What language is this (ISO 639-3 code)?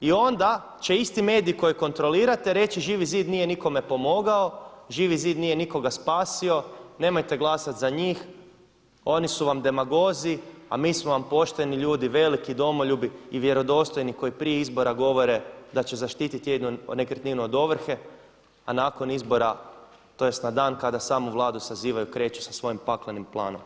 hrv